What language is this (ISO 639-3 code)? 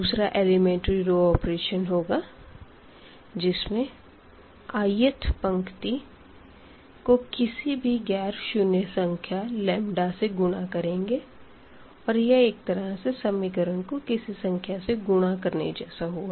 hin